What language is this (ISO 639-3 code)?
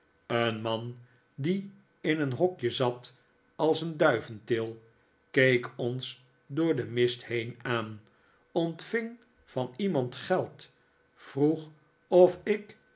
nld